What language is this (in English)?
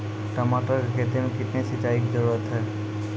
Maithili